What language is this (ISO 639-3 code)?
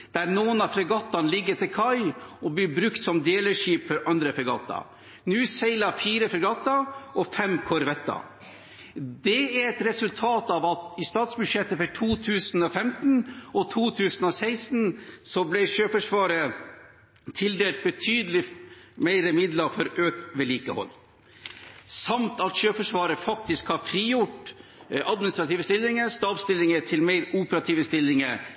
nob